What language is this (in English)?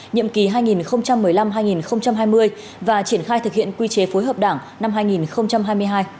Vietnamese